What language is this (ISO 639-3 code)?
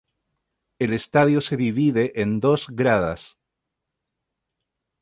spa